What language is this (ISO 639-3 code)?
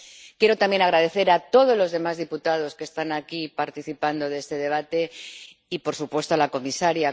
spa